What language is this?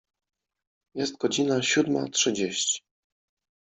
Polish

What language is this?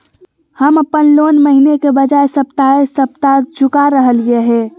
Magahi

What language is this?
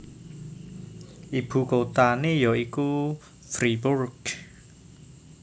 Javanese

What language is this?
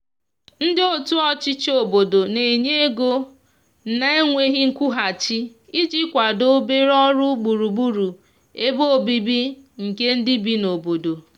Igbo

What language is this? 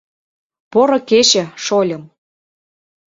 Mari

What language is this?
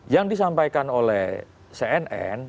Indonesian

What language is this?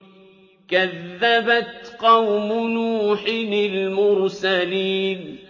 Arabic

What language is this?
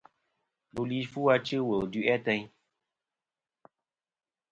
Kom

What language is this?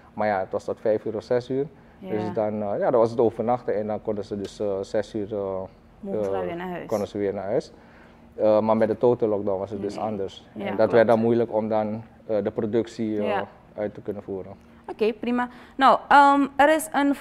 Dutch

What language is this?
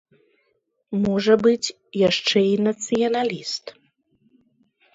Belarusian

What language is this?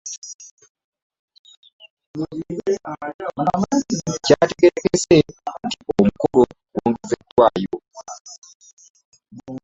Ganda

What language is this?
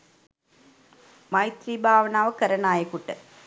Sinhala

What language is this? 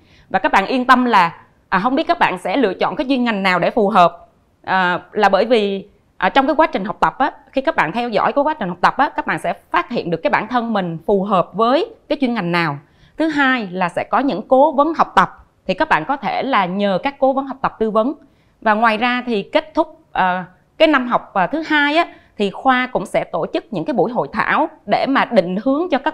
Vietnamese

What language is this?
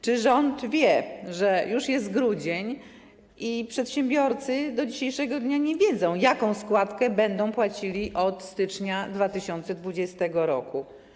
Polish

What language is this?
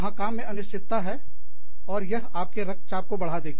Hindi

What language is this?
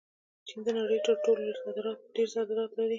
Pashto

